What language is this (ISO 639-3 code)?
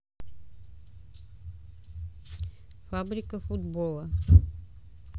rus